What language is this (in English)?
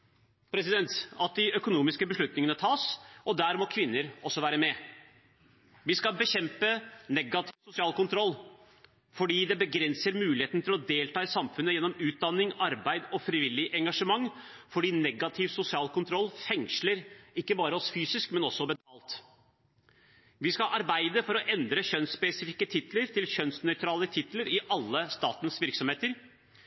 Norwegian Bokmål